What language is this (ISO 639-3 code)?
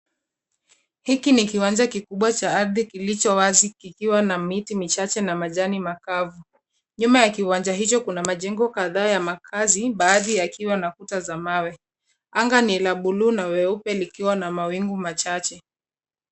swa